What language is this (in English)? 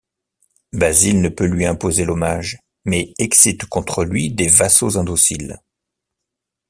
French